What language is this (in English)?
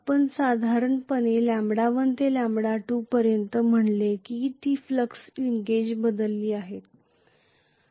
Marathi